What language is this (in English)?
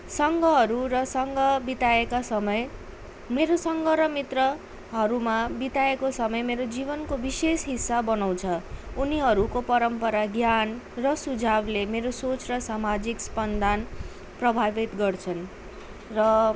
Nepali